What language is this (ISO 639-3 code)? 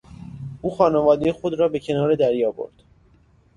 fas